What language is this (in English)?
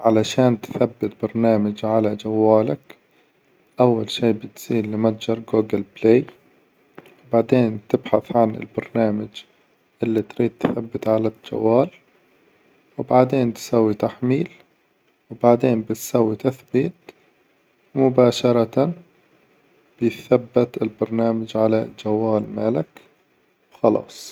Hijazi Arabic